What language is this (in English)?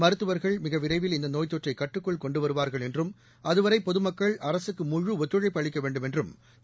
Tamil